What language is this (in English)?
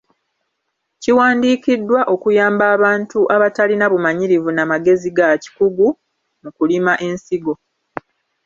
Ganda